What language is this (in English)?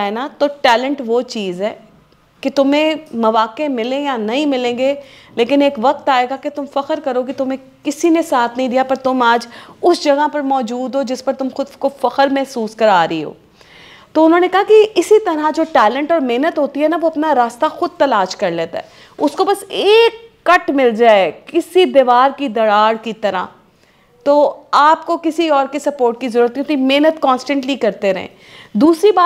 Hindi